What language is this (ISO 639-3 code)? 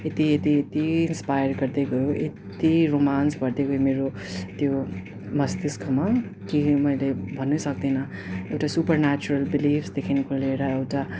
nep